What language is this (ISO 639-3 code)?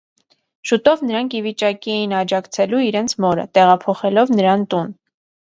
hye